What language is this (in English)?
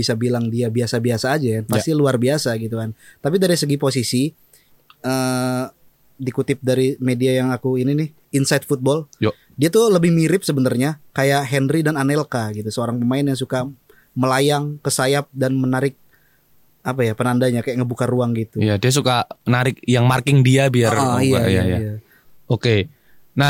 Indonesian